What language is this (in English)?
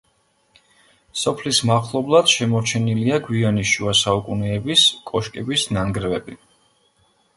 Georgian